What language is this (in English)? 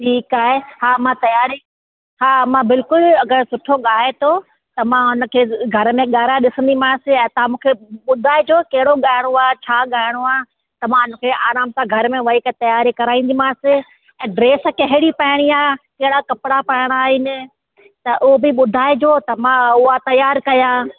Sindhi